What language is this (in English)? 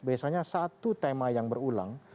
Indonesian